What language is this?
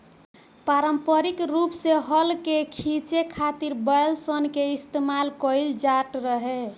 Bhojpuri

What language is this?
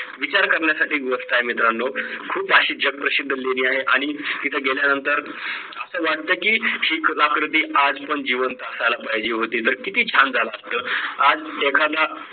Marathi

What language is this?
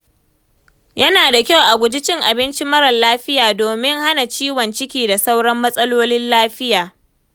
Hausa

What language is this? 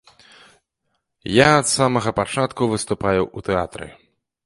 Belarusian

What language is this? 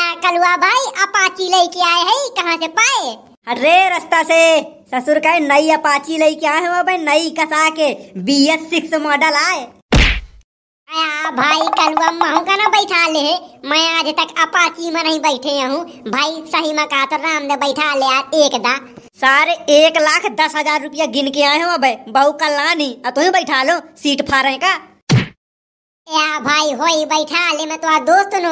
Hindi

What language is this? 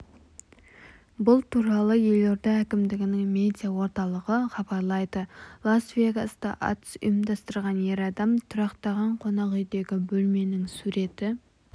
Kazakh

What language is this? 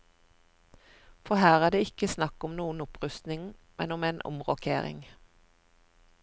Norwegian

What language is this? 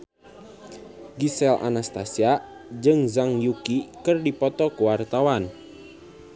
Sundanese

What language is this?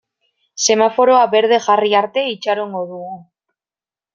Basque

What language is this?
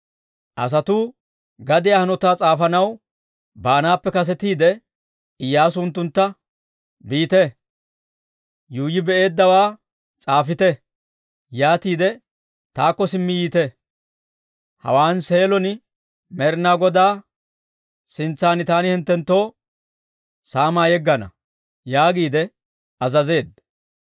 Dawro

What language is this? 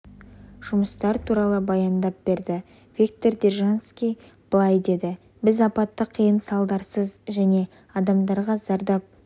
Kazakh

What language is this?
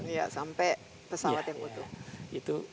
Indonesian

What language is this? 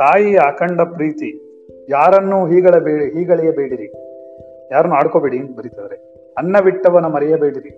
Kannada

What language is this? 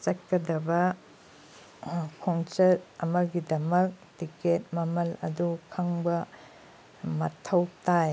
Manipuri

